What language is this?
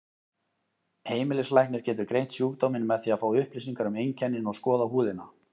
Icelandic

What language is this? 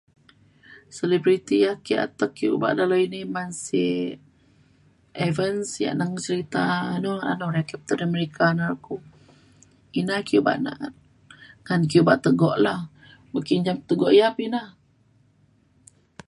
Mainstream Kenyah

